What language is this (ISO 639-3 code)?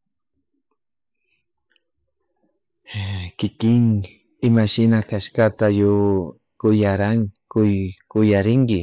qug